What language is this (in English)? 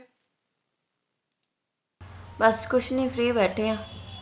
Punjabi